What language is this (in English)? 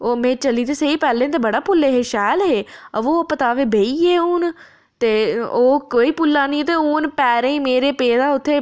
Dogri